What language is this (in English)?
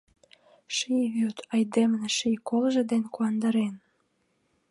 Mari